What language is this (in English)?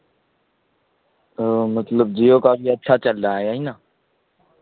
Urdu